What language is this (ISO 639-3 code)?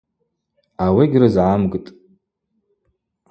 abq